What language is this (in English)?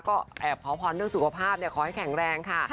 Thai